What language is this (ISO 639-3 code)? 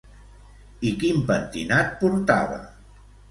cat